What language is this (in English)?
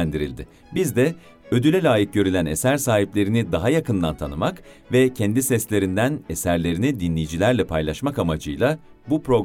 Turkish